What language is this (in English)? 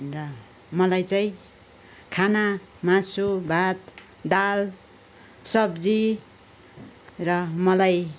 Nepali